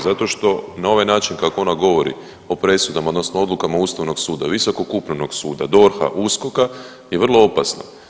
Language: Croatian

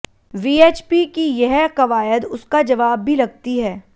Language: Hindi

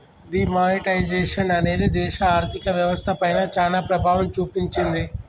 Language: Telugu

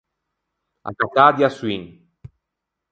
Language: Ligurian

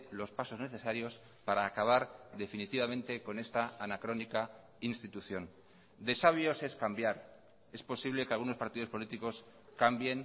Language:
Spanish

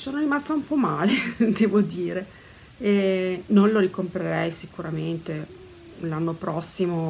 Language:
Italian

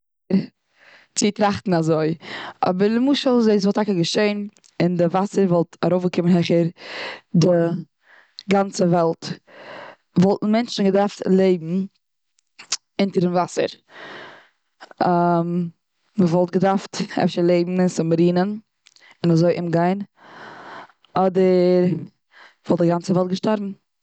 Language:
Yiddish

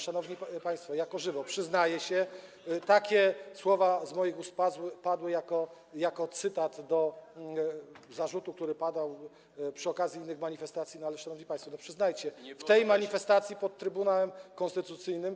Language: Polish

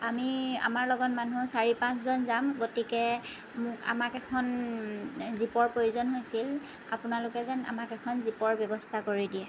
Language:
Assamese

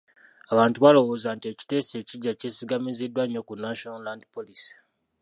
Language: Ganda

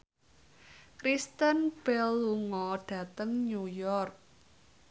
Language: Javanese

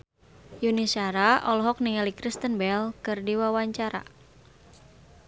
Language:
Sundanese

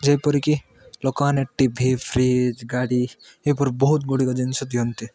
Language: Odia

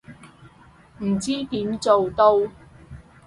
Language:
Cantonese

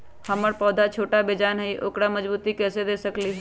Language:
Magahi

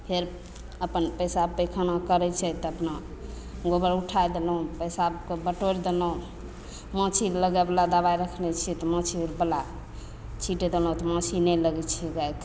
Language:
Maithili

